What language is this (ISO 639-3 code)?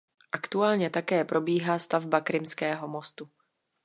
ces